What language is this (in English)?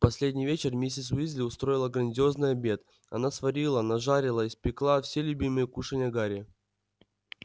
Russian